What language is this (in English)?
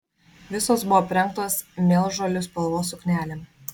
Lithuanian